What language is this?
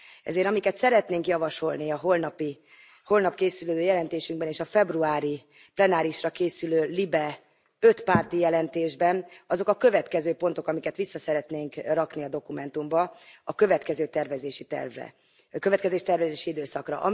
Hungarian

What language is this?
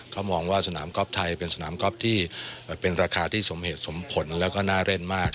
Thai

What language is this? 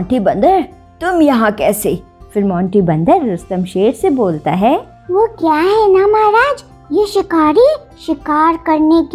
Hindi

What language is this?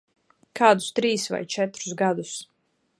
Latvian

